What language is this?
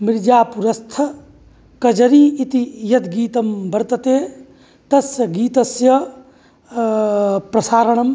Sanskrit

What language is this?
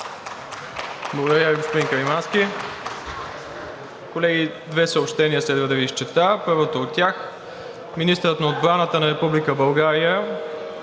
Bulgarian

